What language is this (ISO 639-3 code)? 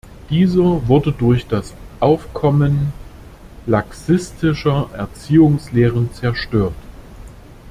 deu